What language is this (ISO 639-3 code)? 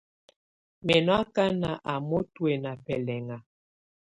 tvu